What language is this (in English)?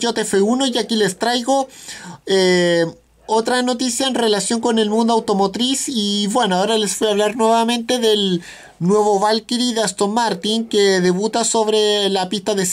Spanish